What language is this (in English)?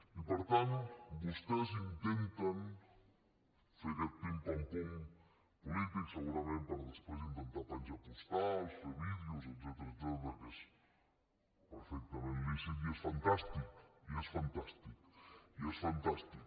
Catalan